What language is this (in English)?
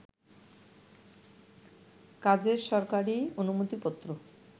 Bangla